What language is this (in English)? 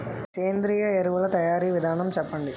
Telugu